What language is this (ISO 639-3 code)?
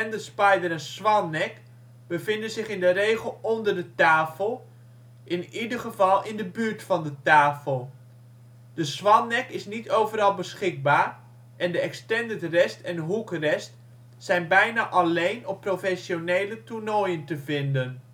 nld